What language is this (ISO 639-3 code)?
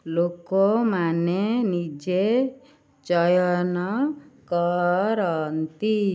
ori